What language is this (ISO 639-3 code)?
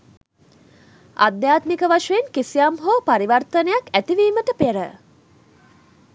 sin